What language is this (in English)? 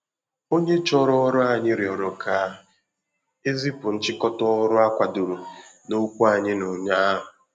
Igbo